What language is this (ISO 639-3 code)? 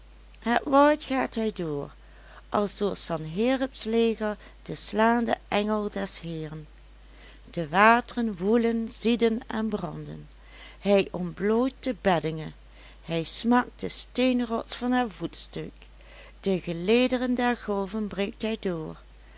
nld